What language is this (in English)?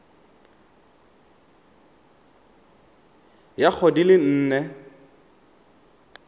Tswana